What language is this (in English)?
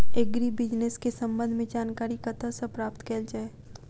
Maithili